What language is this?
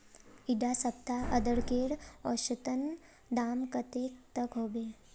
Magahi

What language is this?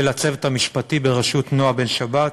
Hebrew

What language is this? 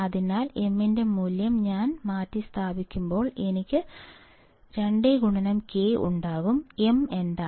Malayalam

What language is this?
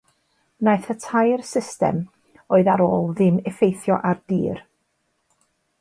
Welsh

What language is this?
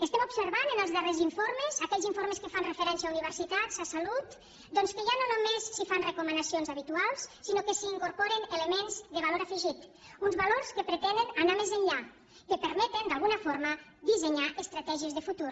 Catalan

